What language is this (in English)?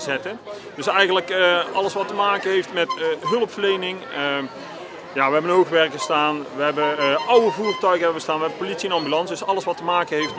Dutch